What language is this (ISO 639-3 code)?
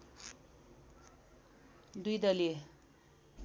nep